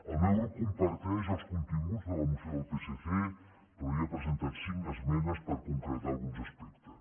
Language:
Catalan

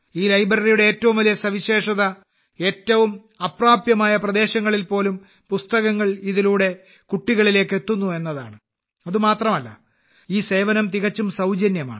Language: Malayalam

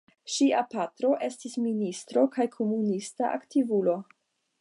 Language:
Esperanto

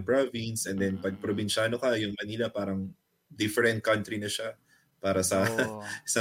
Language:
Filipino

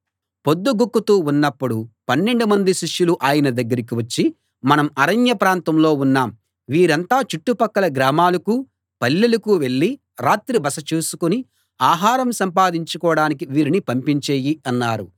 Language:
Telugu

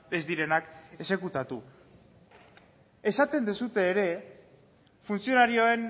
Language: Basque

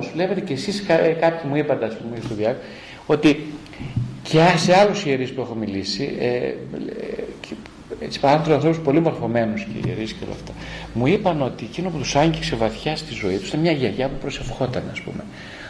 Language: Greek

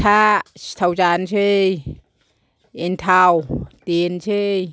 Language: Bodo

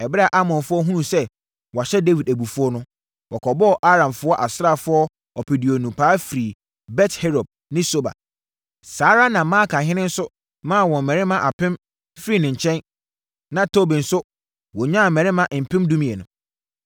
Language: Akan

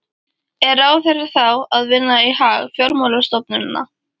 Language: Icelandic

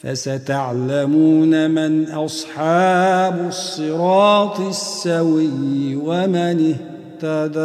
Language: Arabic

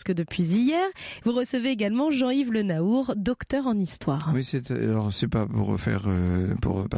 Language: French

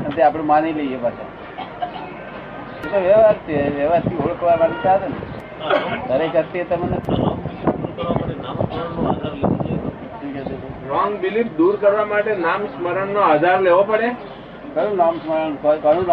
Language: Gujarati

